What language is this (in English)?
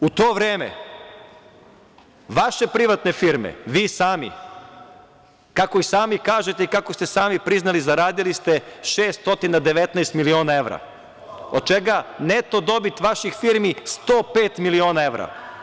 Serbian